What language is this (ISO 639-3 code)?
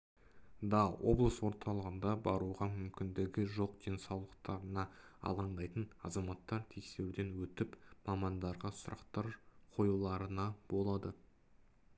kaz